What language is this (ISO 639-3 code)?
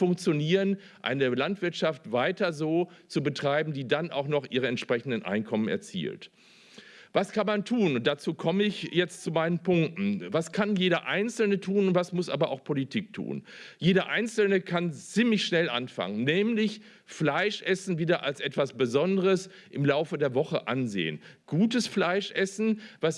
deu